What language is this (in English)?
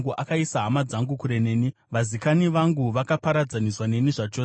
Shona